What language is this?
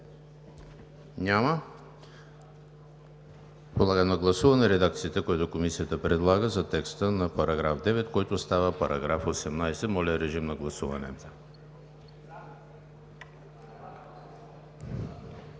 Bulgarian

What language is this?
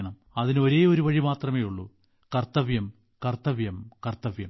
Malayalam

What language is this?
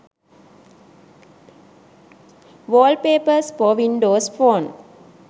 Sinhala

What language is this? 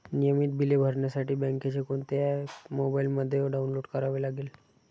Marathi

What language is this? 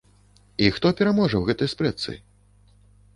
Belarusian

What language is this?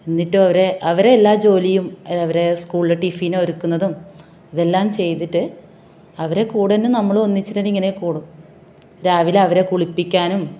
Malayalam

